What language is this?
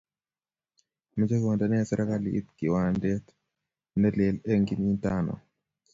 Kalenjin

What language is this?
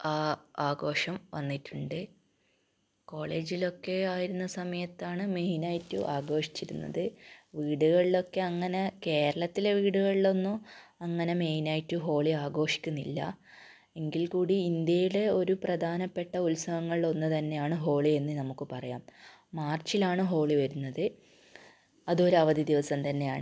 Malayalam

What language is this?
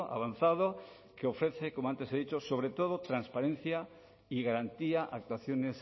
Spanish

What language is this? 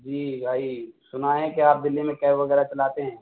Urdu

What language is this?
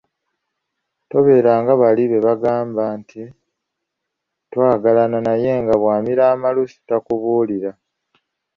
Ganda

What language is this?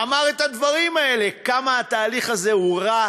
Hebrew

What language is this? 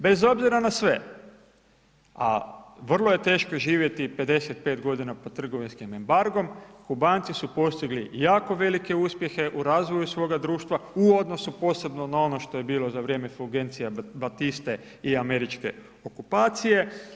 Croatian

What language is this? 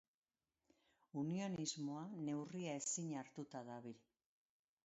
Basque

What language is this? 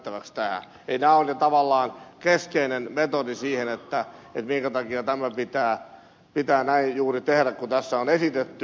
Finnish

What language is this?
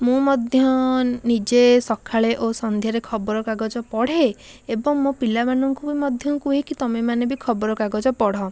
Odia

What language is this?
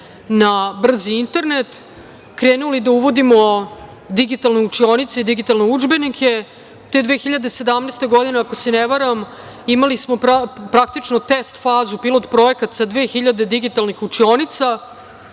Serbian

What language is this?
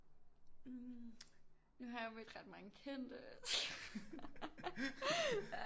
Danish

